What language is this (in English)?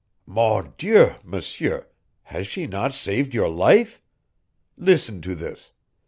English